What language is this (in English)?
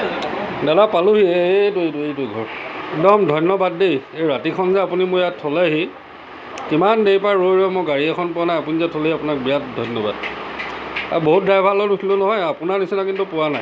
Assamese